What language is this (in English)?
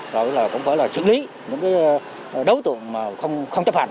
Vietnamese